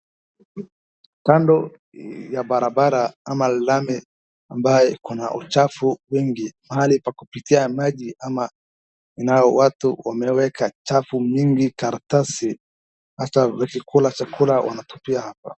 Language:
Swahili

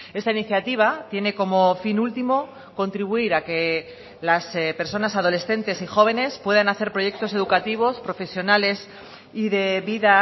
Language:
Spanish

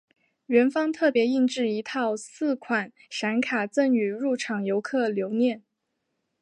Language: Chinese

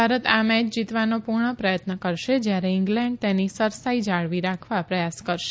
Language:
Gujarati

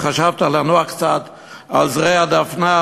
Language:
Hebrew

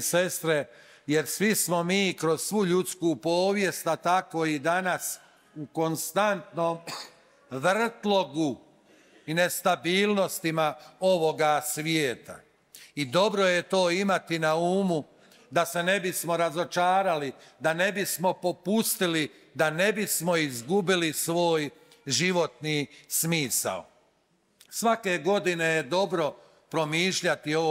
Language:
Croatian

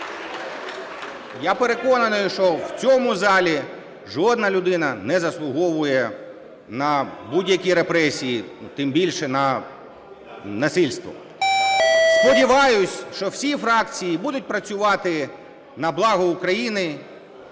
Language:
Ukrainian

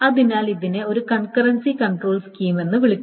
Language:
Malayalam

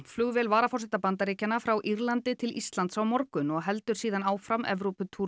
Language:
Icelandic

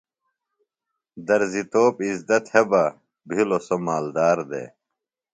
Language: Phalura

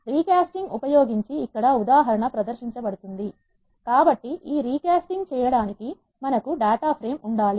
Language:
Telugu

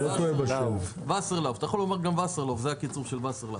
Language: Hebrew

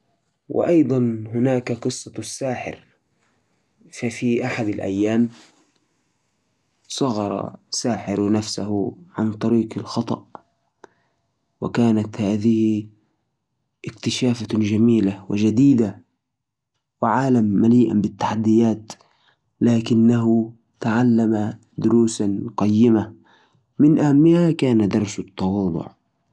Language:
Najdi Arabic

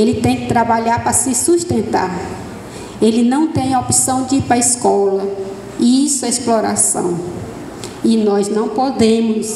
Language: Portuguese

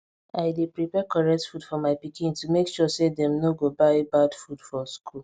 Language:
Nigerian Pidgin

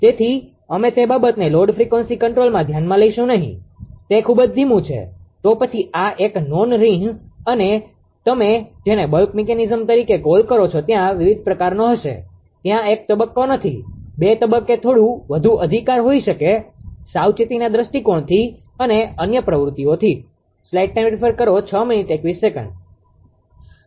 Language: Gujarati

